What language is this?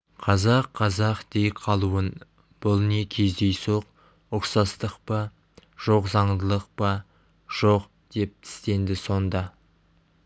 Kazakh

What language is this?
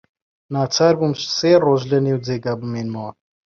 Central Kurdish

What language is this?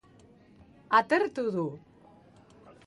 Basque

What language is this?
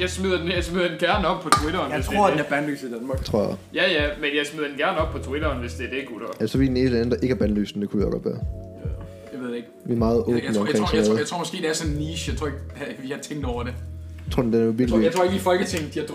Danish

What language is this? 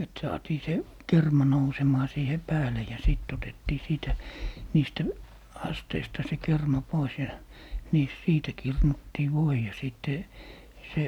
Finnish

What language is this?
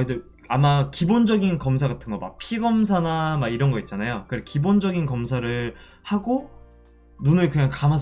Korean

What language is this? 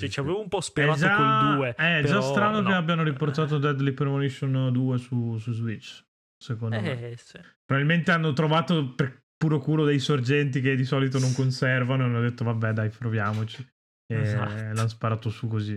Italian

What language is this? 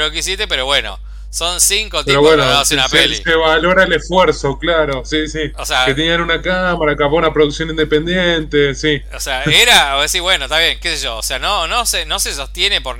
Spanish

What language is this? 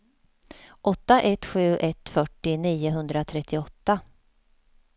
Swedish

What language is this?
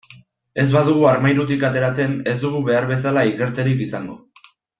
Basque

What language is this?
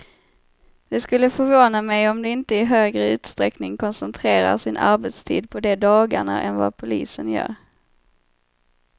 Swedish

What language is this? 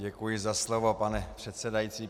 Czech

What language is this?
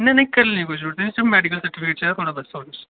Dogri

